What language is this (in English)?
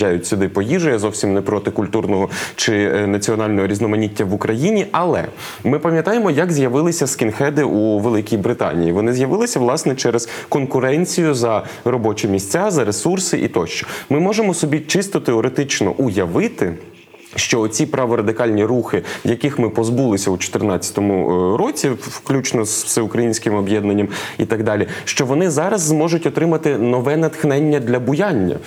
Ukrainian